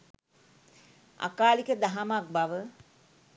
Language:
Sinhala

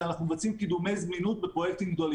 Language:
Hebrew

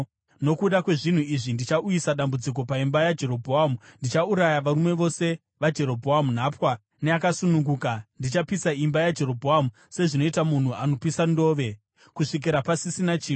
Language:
Shona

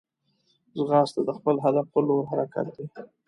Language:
Pashto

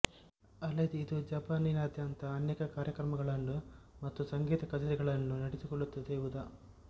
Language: Kannada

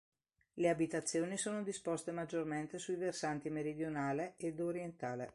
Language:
Italian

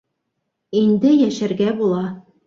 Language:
Bashkir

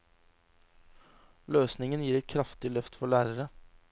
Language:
Norwegian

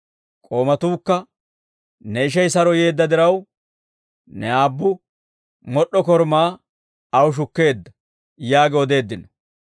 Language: Dawro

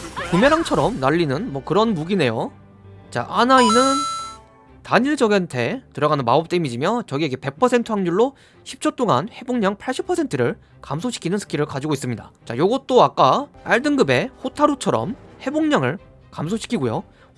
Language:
Korean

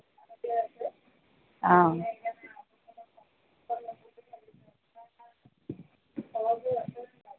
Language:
Assamese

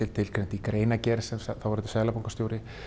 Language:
Icelandic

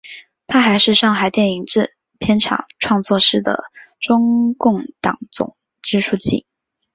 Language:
Chinese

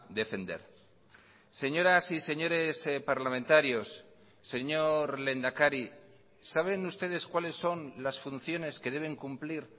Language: Spanish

